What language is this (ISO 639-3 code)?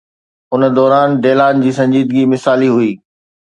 snd